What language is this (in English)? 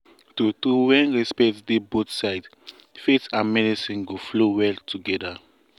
Nigerian Pidgin